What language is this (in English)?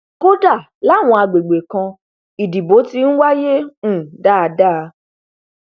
Yoruba